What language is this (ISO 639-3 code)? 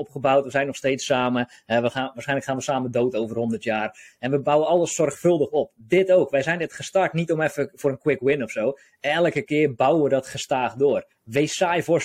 nld